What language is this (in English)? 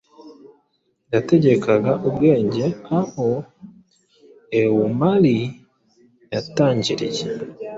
Kinyarwanda